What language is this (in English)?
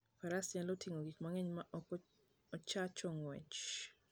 Luo (Kenya and Tanzania)